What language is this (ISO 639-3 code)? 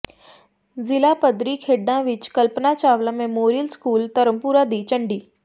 pan